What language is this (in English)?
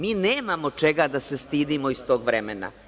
Serbian